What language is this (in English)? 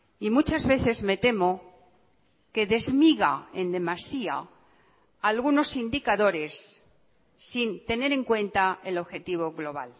Spanish